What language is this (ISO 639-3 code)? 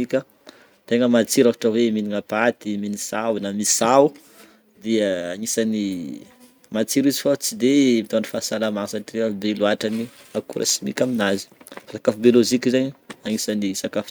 bmm